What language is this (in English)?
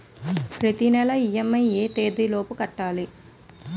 Telugu